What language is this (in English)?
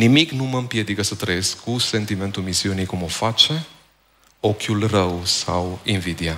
Romanian